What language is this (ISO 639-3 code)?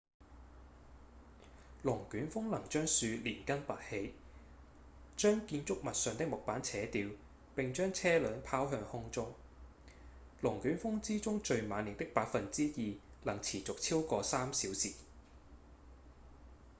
yue